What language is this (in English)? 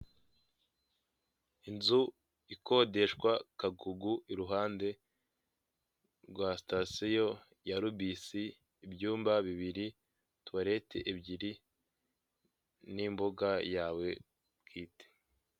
Kinyarwanda